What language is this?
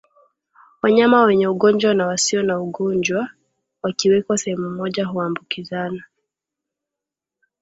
Swahili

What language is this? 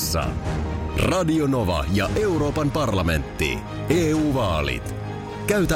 Finnish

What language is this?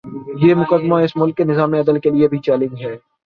Urdu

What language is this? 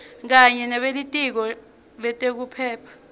Swati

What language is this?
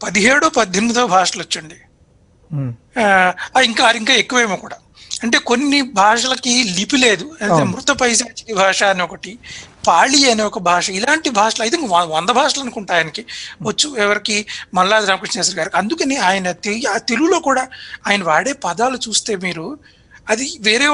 Hindi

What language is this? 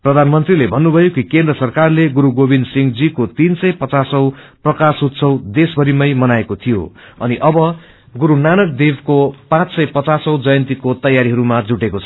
Nepali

